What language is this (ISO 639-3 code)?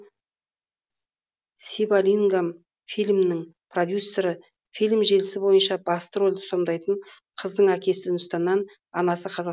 kaz